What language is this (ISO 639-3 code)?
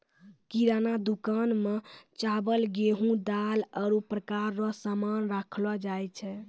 mai